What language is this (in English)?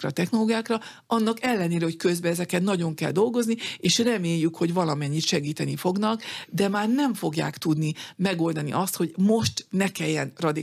Hungarian